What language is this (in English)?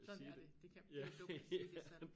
Danish